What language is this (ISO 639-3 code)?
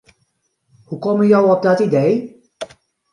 fry